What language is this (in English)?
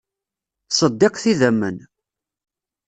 Kabyle